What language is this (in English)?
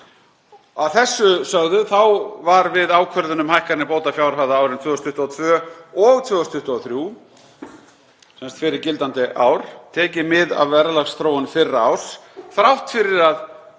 Icelandic